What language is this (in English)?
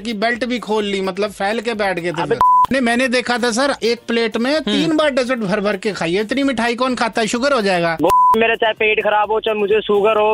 Punjabi